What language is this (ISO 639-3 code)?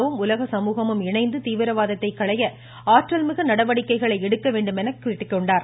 tam